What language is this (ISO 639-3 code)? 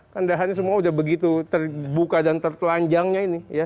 ind